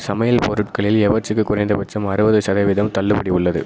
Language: Tamil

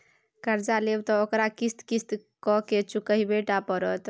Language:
Maithili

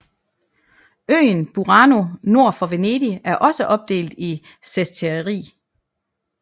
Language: Danish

